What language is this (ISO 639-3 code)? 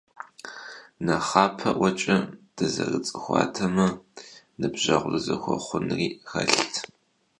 kbd